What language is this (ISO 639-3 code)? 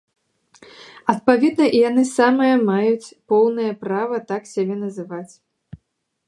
bel